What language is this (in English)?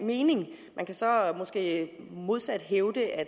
Danish